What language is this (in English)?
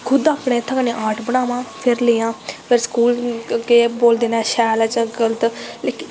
Dogri